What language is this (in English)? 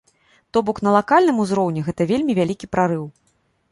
Belarusian